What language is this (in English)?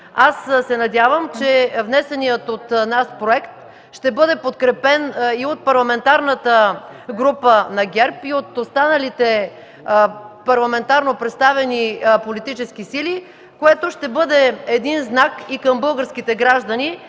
Bulgarian